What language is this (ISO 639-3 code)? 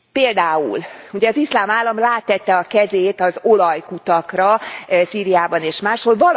hun